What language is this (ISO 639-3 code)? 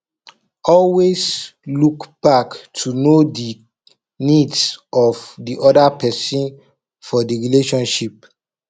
pcm